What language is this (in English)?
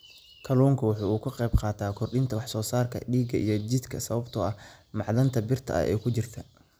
Somali